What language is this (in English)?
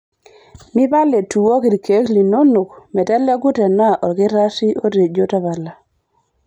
Masai